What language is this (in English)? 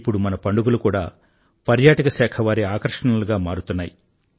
Telugu